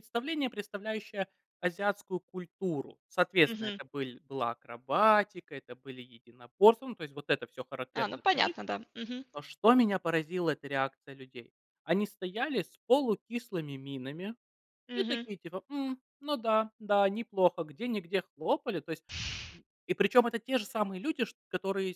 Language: Russian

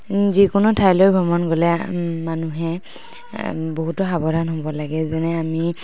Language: Assamese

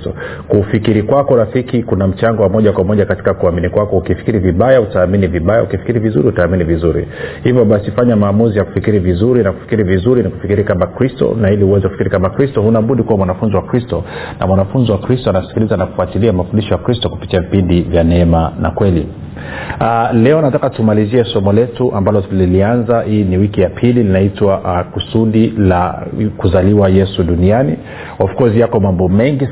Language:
Swahili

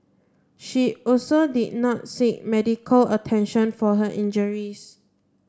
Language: English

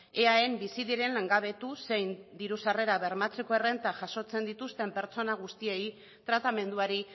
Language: Basque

